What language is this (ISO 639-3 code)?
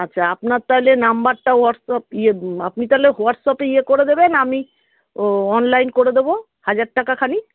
ben